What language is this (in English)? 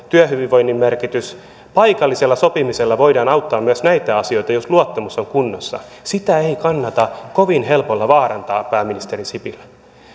Finnish